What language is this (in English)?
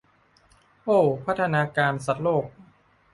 Thai